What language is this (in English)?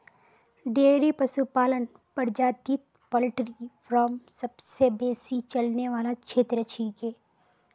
Magahi